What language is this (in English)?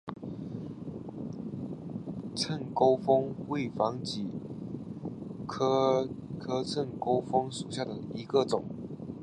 Chinese